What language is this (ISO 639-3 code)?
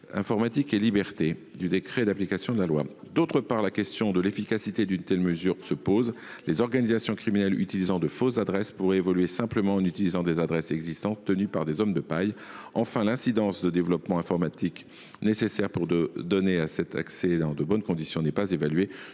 fra